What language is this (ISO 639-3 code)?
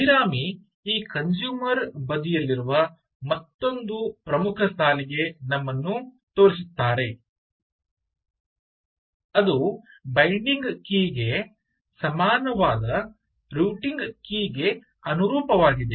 kan